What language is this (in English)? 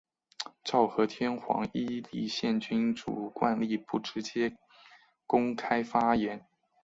Chinese